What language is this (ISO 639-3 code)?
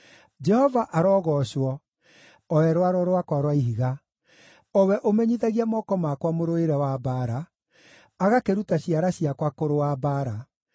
kik